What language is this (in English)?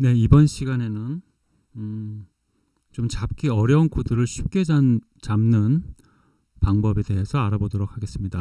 Korean